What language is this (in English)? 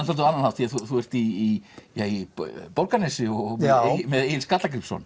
Icelandic